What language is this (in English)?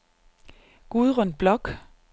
Danish